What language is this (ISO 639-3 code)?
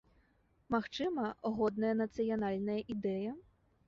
bel